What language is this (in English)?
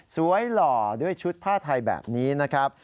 Thai